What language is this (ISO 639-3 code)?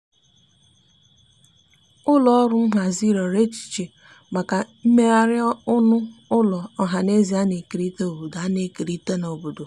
ibo